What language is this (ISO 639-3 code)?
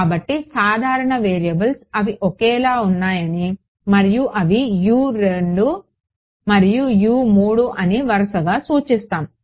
tel